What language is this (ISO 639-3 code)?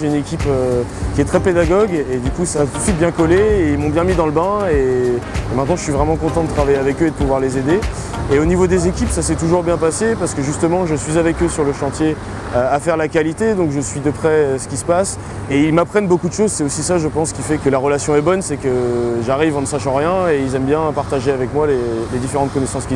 fra